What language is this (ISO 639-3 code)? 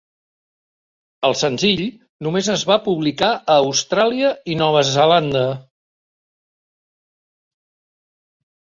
cat